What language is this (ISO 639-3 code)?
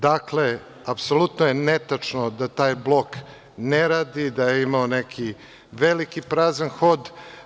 srp